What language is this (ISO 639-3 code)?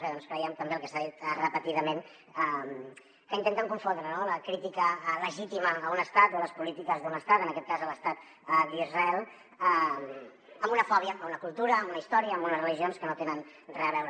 cat